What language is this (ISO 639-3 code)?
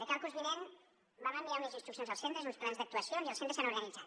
cat